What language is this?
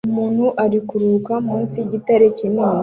Kinyarwanda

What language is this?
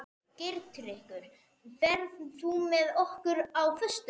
Icelandic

